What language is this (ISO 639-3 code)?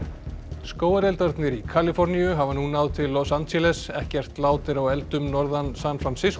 isl